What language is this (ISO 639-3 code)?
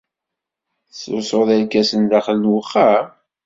kab